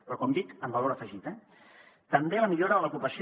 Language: Catalan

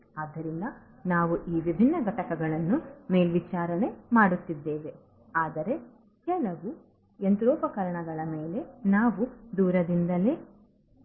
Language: Kannada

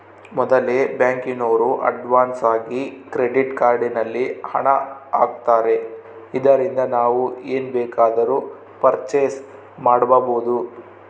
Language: Kannada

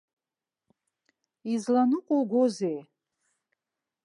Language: Abkhazian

